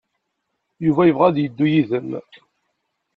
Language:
Kabyle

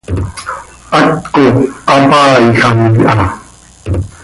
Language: Seri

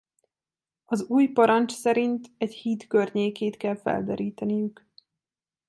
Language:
Hungarian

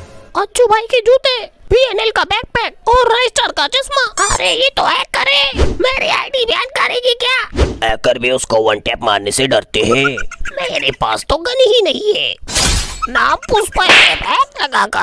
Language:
Hindi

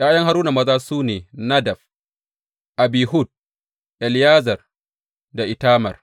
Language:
Hausa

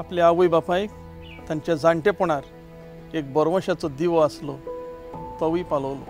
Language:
Hindi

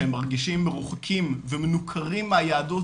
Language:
Hebrew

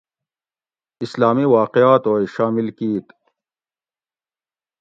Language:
Gawri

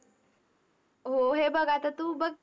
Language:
Marathi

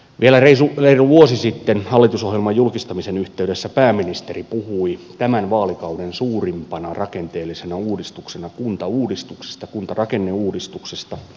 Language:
Finnish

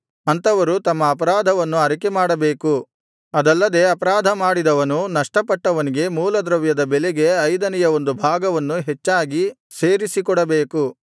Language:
Kannada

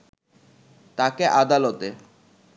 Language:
Bangla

